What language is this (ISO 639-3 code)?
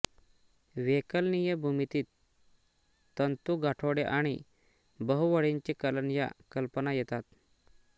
mar